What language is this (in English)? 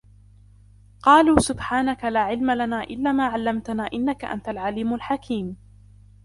Arabic